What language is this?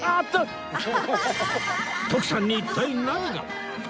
Japanese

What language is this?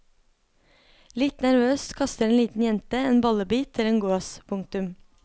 Norwegian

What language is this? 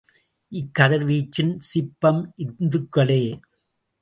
Tamil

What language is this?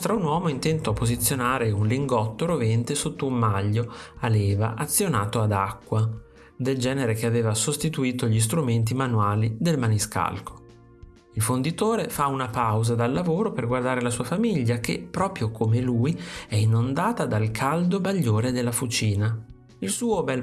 Italian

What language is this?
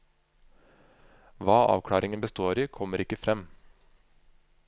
Norwegian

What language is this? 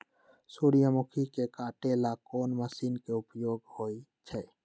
Magahi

